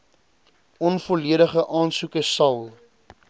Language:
Afrikaans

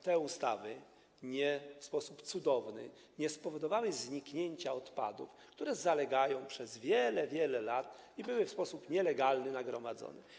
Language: Polish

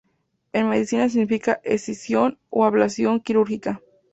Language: Spanish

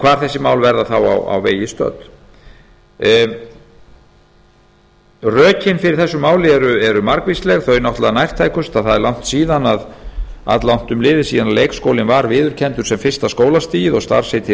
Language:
Icelandic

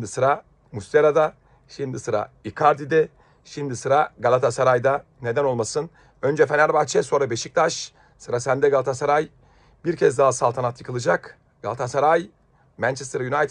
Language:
Turkish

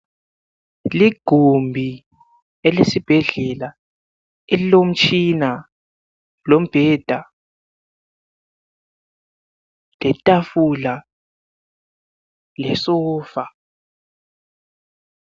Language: North Ndebele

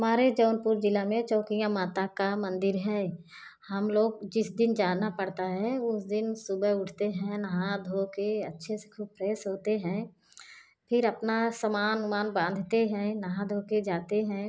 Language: Hindi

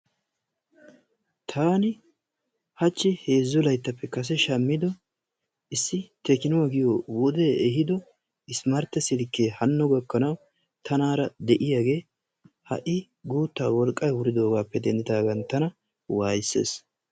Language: Wolaytta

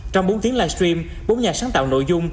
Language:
Vietnamese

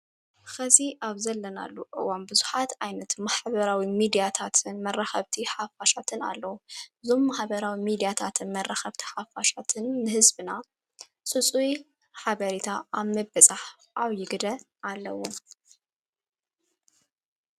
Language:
Tigrinya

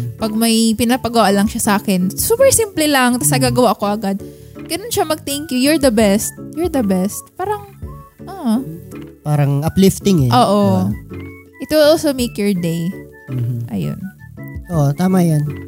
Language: Filipino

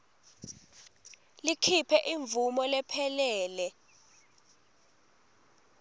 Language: Swati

